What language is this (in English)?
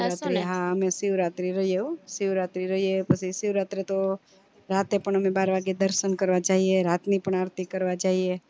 Gujarati